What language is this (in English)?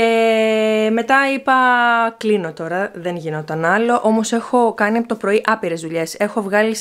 Greek